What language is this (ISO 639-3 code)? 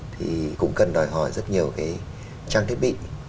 vie